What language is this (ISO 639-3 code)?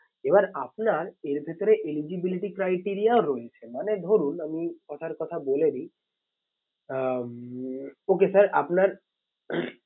ben